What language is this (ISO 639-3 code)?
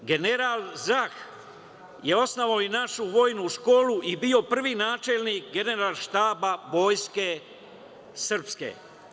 srp